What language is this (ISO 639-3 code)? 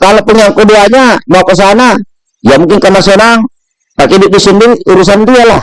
ind